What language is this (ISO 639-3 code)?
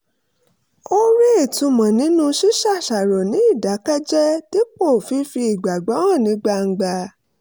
yor